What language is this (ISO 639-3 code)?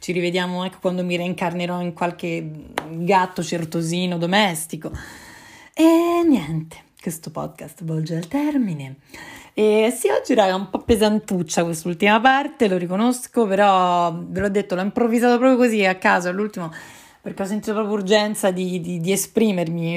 ita